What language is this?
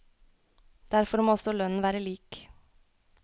Norwegian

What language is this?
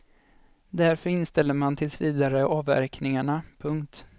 Swedish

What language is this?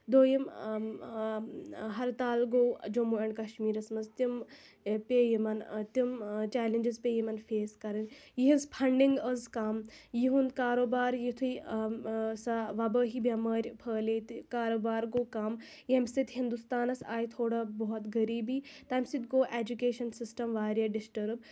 Kashmiri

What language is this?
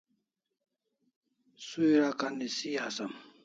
Kalasha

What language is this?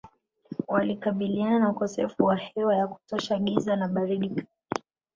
Swahili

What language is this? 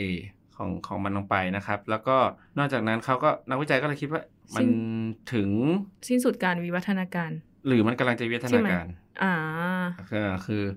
Thai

